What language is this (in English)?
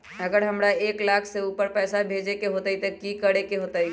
Magahi